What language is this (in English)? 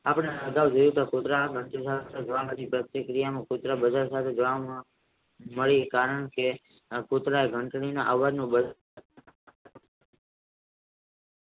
Gujarati